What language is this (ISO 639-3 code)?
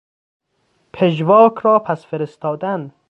fas